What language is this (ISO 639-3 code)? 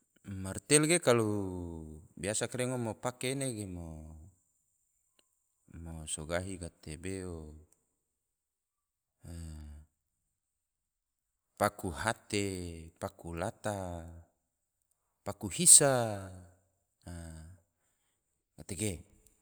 tvo